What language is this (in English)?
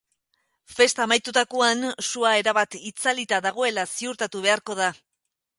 Basque